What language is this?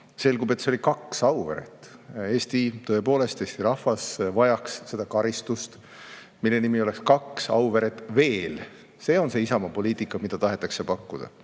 Estonian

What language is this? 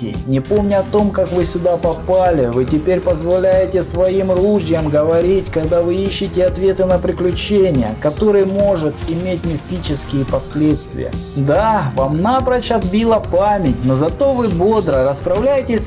Russian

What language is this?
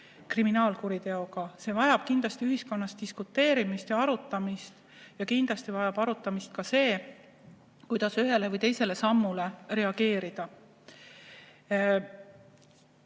Estonian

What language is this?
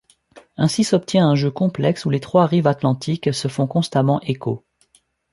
French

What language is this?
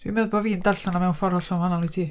Welsh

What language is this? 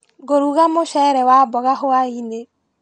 Kikuyu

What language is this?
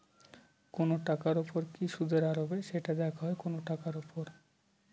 Bangla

